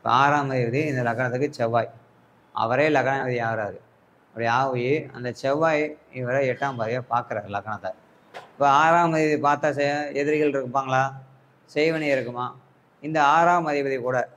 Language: Tamil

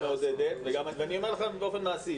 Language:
Hebrew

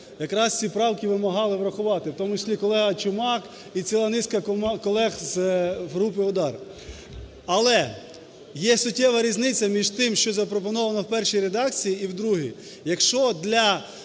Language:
Ukrainian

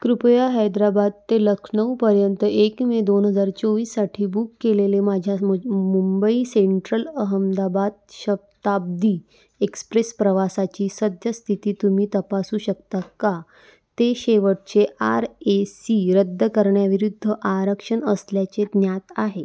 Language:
Marathi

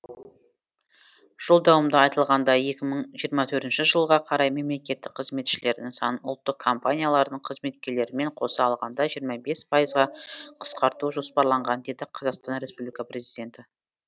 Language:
Kazakh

